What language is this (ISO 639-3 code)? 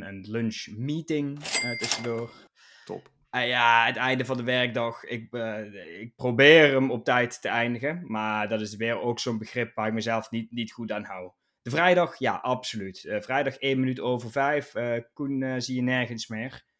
nld